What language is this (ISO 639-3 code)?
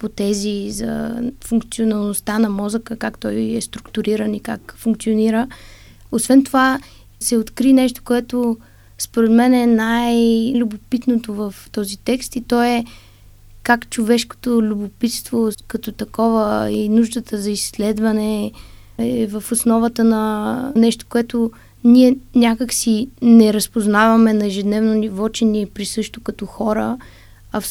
bul